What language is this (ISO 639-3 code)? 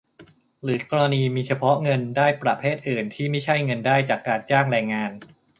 tha